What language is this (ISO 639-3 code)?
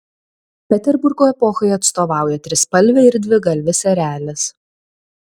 lit